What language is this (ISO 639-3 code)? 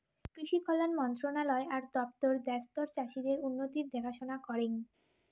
ben